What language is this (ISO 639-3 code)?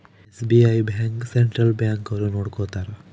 kan